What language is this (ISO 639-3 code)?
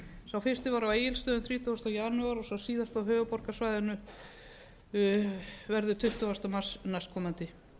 isl